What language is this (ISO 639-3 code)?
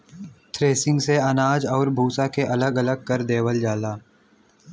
bho